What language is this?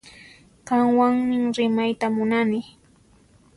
Puno Quechua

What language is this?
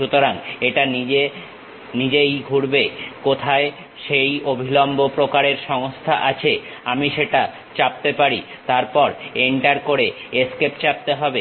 Bangla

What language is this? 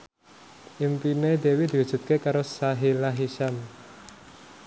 Javanese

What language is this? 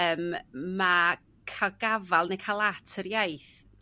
Welsh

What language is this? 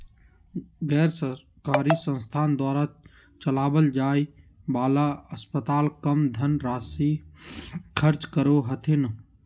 Magahi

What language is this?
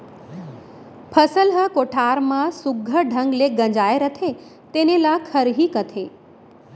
Chhattisgarhi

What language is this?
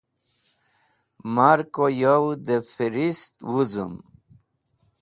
Wakhi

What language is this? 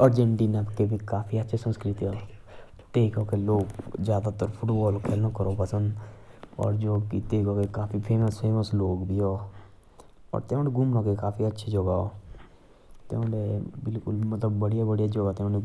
Jaunsari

